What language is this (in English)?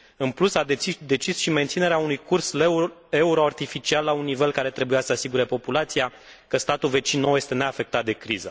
Romanian